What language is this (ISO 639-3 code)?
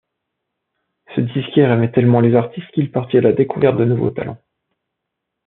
fra